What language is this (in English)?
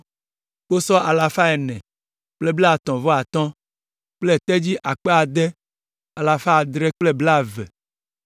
Ewe